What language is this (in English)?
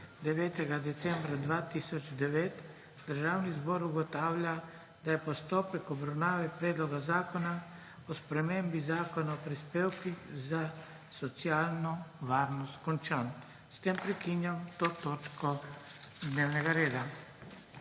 Slovenian